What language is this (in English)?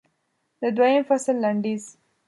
Pashto